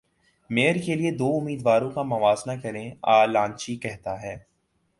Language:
Urdu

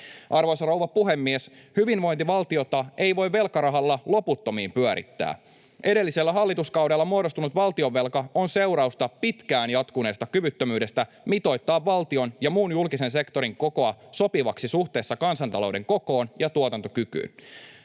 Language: Finnish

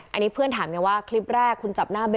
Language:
Thai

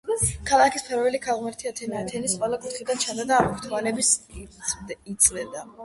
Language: Georgian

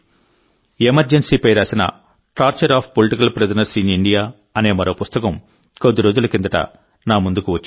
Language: Telugu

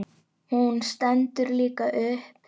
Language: Icelandic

